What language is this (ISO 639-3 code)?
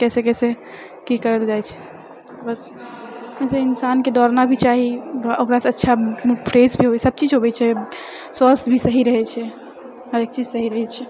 mai